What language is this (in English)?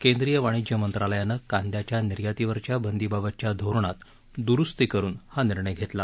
Marathi